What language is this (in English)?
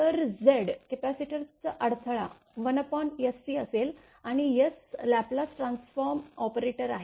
Marathi